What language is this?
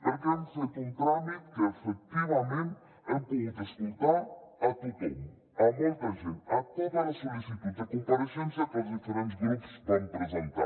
Catalan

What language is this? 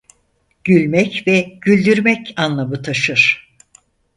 Turkish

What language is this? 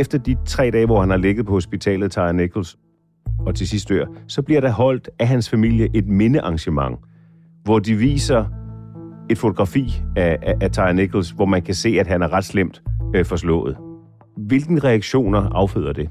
Danish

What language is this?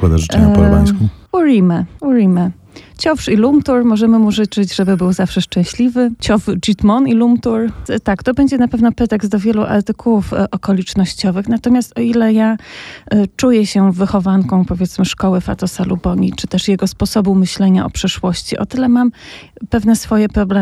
Polish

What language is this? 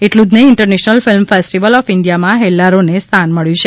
Gujarati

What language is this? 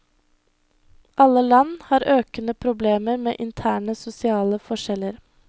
Norwegian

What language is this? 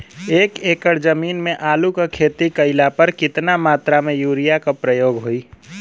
Bhojpuri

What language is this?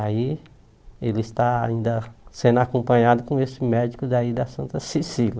Portuguese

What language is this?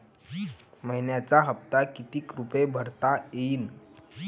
Marathi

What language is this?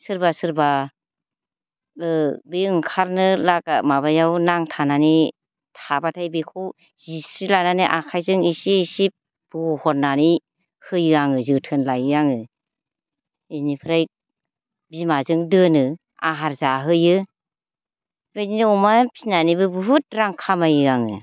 Bodo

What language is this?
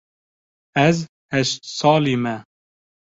Kurdish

